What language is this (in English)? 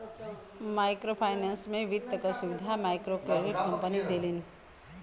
Bhojpuri